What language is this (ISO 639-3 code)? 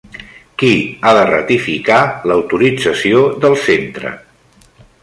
cat